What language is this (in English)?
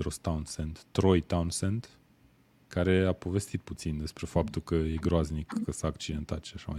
Romanian